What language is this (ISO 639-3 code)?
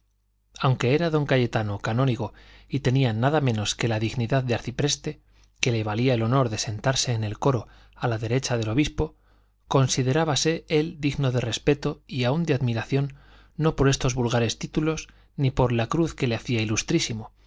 spa